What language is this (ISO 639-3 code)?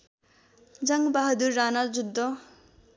nep